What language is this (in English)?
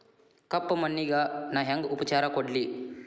Kannada